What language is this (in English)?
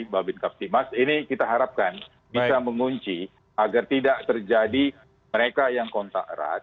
Indonesian